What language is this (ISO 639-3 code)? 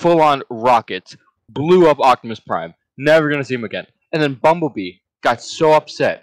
eng